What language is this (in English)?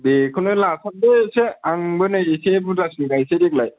Bodo